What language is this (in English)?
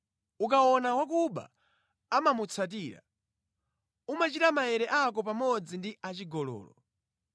Nyanja